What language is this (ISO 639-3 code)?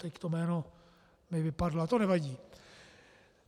ces